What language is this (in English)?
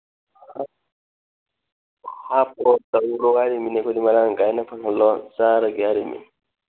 Manipuri